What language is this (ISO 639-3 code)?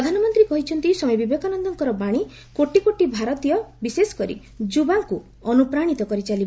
ori